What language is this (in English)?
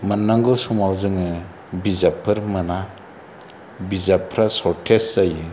Bodo